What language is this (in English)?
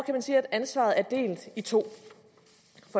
Danish